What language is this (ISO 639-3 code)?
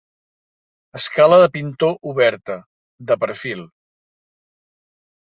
cat